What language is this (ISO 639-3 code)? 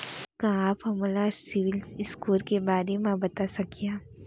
hne